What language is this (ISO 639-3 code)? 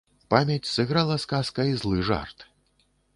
bel